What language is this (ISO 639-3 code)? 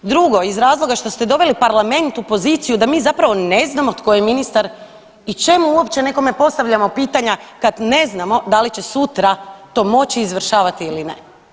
hrv